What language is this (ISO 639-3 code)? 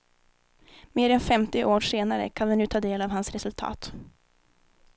swe